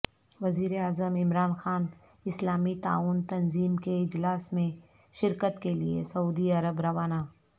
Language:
Urdu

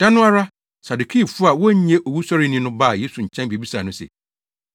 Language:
Akan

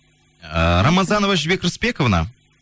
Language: Kazakh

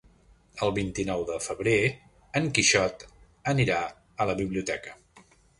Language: Catalan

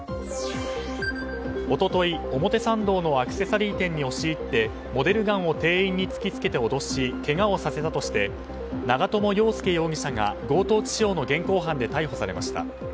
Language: Japanese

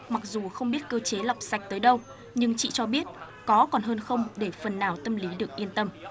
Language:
Vietnamese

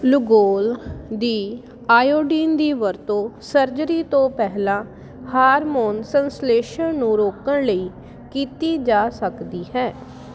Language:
Punjabi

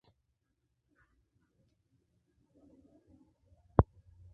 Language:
Spanish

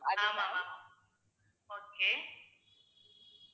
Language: Tamil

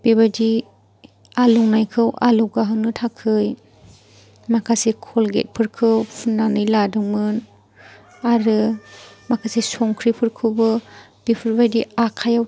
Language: Bodo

